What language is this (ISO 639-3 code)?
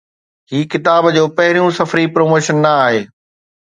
snd